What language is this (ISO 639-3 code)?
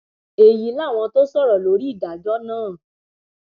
yor